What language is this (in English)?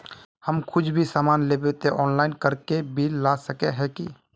Magahi